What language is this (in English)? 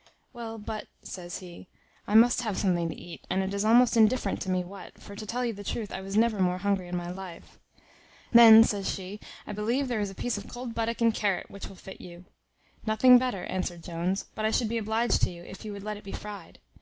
English